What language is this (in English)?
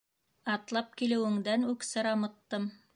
Bashkir